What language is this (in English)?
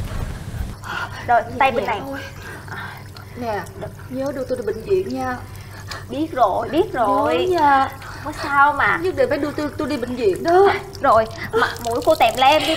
Vietnamese